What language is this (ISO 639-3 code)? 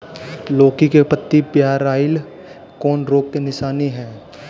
bho